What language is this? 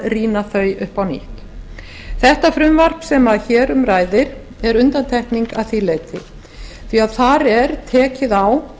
Icelandic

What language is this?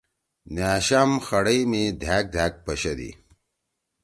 Torwali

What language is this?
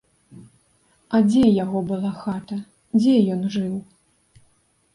Belarusian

